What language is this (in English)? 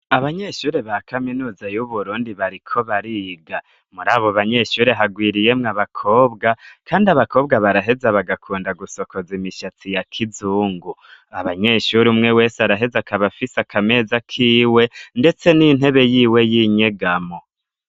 Rundi